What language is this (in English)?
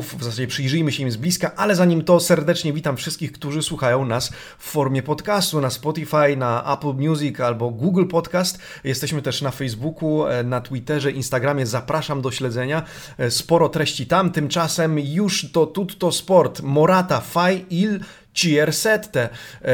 Polish